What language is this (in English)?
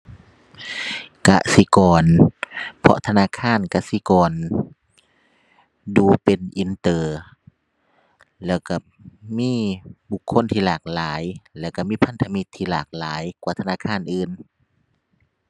Thai